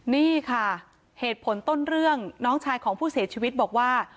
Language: Thai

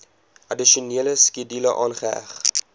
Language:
Afrikaans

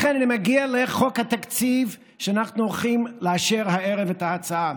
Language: Hebrew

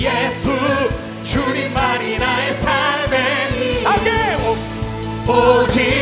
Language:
Korean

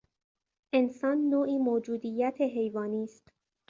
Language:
Persian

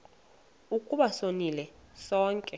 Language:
Xhosa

